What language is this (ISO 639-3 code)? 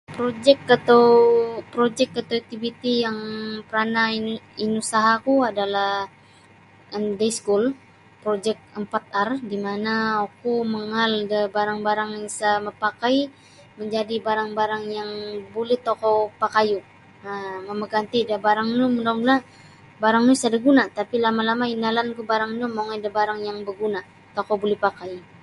bsy